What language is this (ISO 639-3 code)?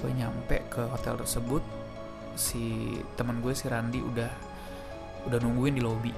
ind